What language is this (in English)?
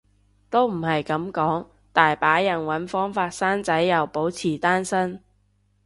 Cantonese